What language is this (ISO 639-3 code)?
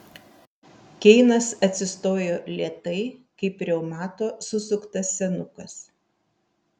lit